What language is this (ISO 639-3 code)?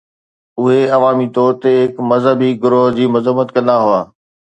snd